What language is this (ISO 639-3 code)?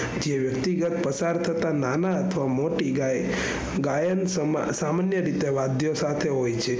guj